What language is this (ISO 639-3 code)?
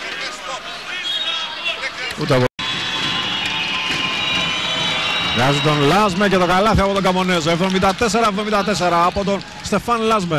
ell